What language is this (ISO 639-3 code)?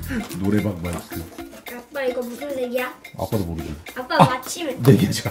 kor